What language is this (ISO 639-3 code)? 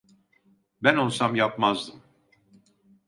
tur